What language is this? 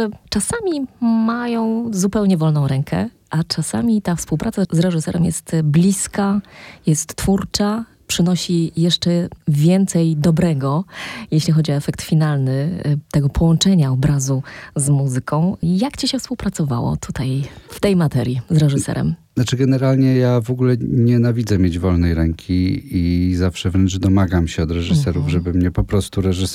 Polish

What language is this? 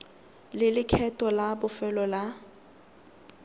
Tswana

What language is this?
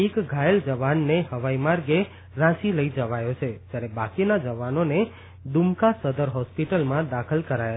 Gujarati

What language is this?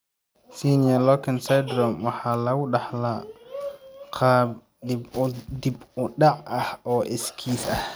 Somali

